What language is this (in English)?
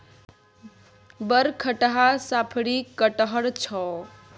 Maithili